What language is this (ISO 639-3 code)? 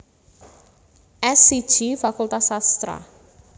jav